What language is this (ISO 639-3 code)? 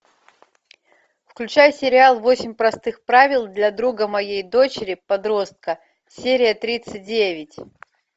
rus